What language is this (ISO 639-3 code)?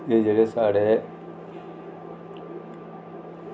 doi